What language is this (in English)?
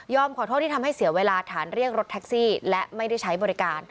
Thai